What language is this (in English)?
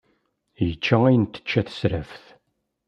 Kabyle